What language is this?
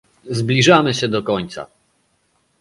Polish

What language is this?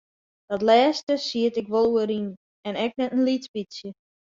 Western Frisian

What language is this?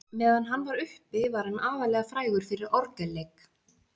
Icelandic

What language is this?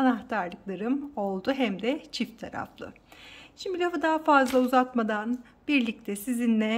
Turkish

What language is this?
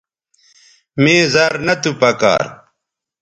Bateri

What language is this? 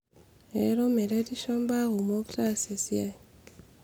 Masai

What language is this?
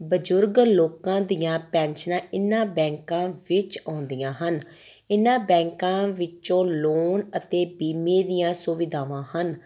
Punjabi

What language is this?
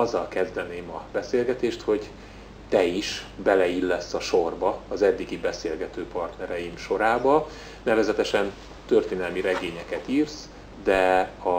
Hungarian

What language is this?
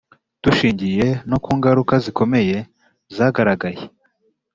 Kinyarwanda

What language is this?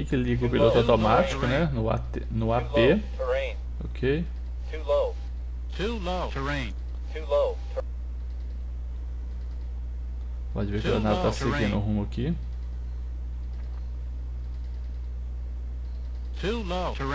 Portuguese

